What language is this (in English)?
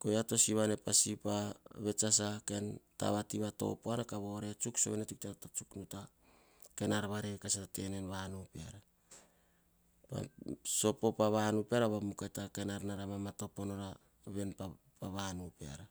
Hahon